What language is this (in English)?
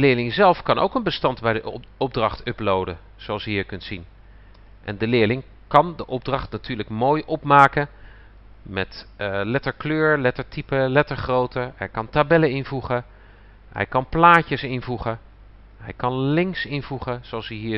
Dutch